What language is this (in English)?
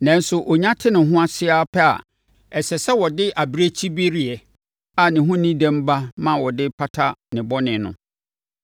Akan